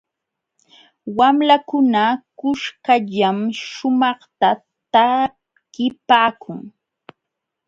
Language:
Jauja Wanca Quechua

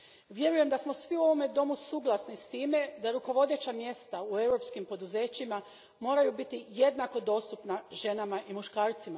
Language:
Croatian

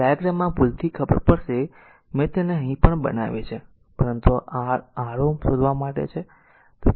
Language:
Gujarati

